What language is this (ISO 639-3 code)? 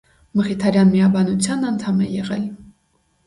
hye